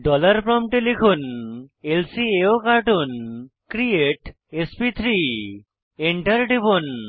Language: Bangla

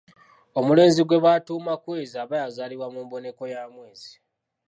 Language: Ganda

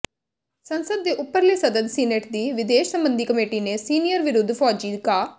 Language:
Punjabi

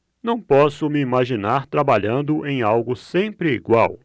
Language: Portuguese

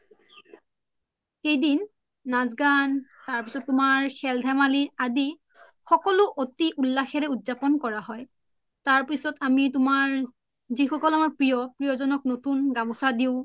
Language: Assamese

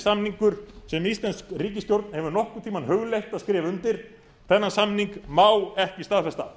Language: Icelandic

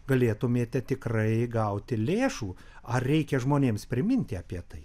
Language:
Lithuanian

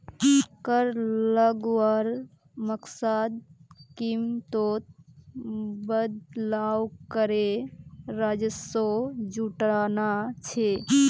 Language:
Magahi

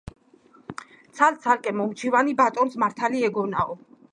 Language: Georgian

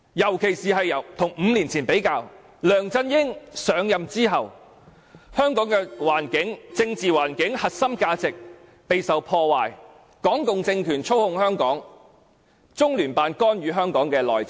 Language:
Cantonese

